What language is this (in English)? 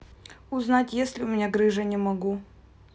Russian